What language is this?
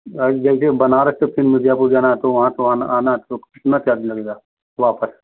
Hindi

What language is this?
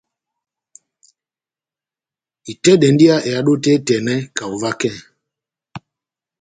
Batanga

